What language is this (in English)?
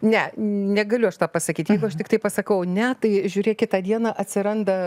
Lithuanian